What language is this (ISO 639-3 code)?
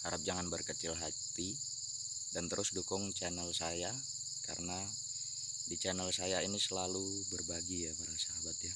ind